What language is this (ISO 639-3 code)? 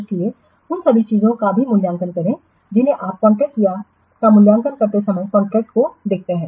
hin